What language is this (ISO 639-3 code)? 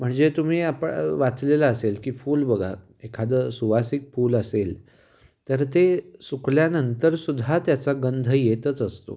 mar